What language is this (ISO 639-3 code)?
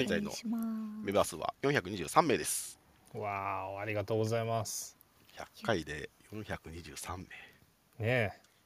jpn